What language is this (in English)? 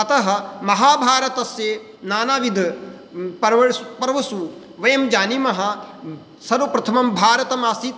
Sanskrit